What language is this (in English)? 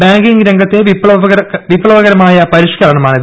Malayalam